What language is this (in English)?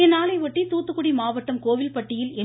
Tamil